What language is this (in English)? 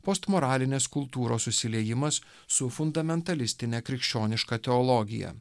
Lithuanian